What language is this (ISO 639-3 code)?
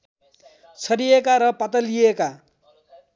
nep